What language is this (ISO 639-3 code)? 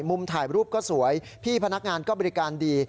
tha